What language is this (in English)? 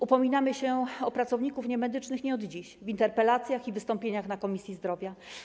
Polish